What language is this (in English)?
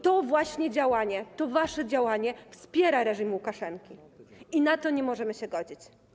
Polish